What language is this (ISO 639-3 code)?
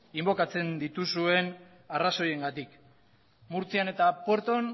eus